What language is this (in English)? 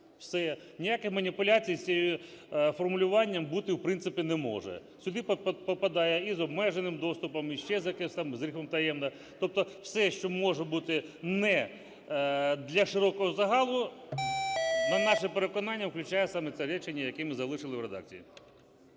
Ukrainian